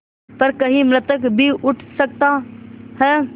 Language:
Hindi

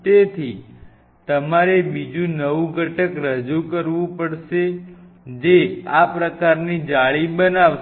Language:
Gujarati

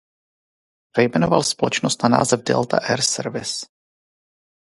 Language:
Czech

